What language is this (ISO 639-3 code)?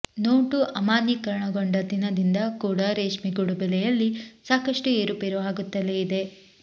kan